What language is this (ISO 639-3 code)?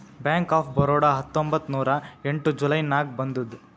kan